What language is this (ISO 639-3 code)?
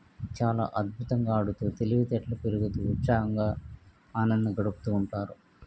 tel